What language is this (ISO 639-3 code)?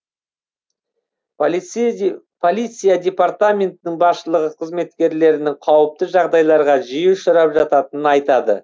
kaz